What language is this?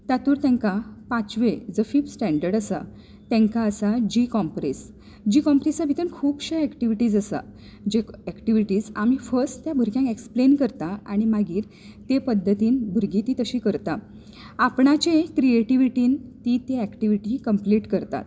Konkani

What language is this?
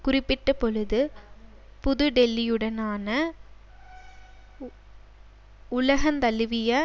Tamil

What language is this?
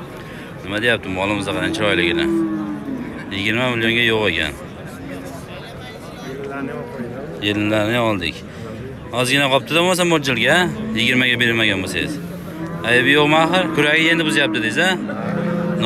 Turkish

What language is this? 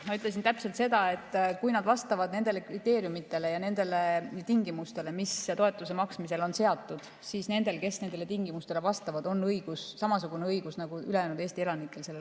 Estonian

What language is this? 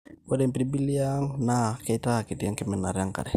Masai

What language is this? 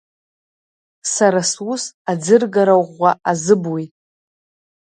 Abkhazian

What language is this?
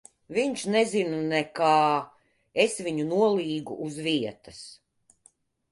Latvian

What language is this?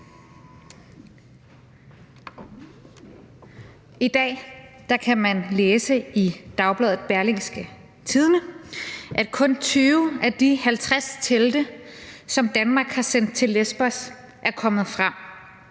Danish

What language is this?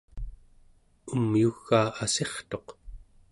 Central Yupik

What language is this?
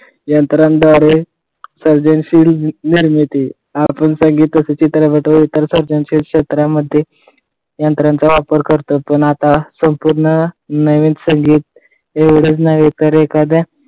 Marathi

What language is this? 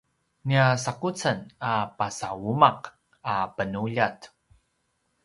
Paiwan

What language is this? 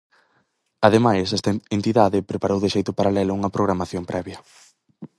Galician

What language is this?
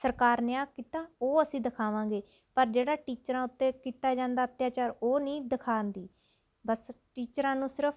Punjabi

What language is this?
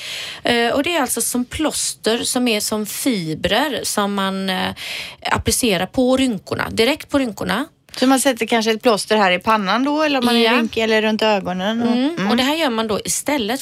Swedish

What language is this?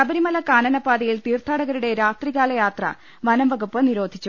Malayalam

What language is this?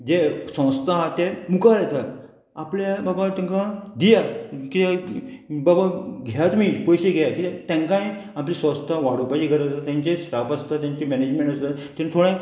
Konkani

